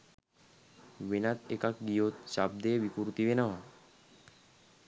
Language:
Sinhala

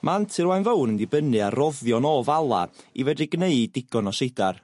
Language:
Welsh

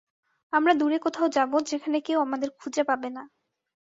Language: Bangla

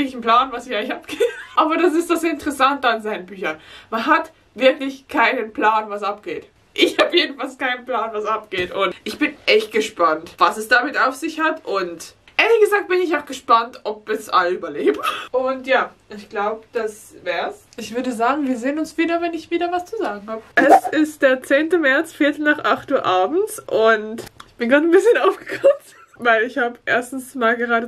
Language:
German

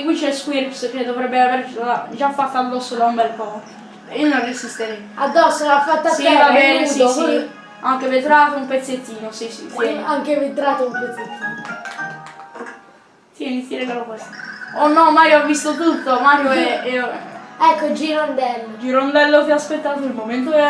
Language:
Italian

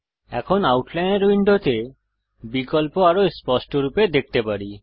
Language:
Bangla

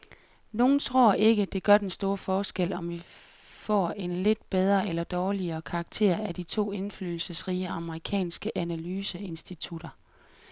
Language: Danish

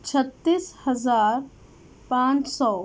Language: Urdu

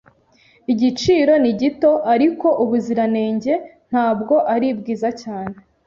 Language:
Kinyarwanda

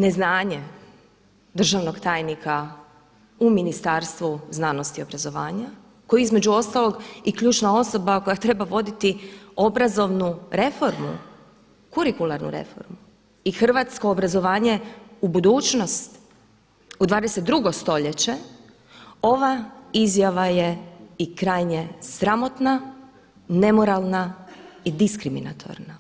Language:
Croatian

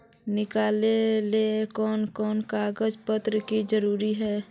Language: Magahi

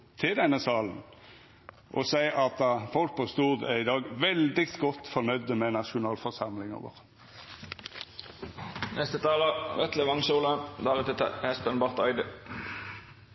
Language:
Norwegian Nynorsk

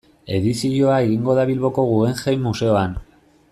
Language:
Basque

